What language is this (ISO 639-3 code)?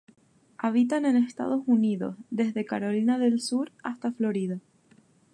spa